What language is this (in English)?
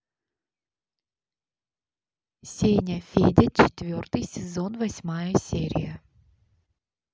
Russian